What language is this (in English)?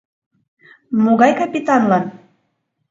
Mari